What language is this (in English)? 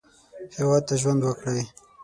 Pashto